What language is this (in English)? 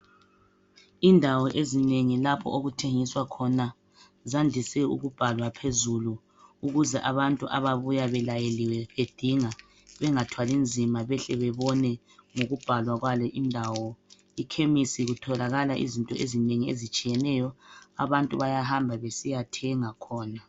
North Ndebele